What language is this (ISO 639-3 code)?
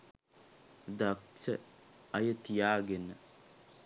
sin